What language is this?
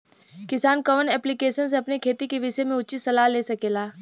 Bhojpuri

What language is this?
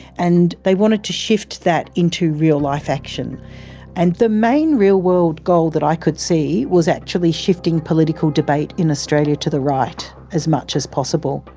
English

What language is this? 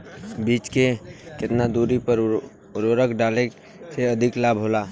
Bhojpuri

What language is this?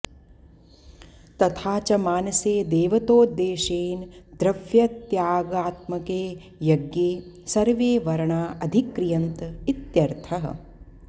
Sanskrit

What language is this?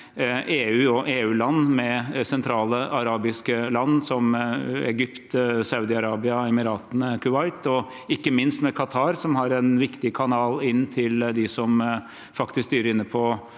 Norwegian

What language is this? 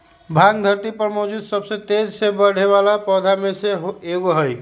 Magahi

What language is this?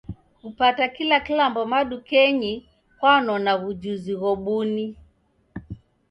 Taita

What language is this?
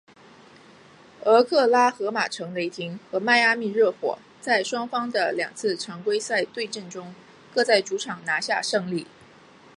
Chinese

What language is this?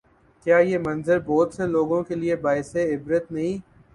Urdu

